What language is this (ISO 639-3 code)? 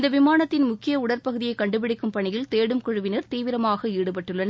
tam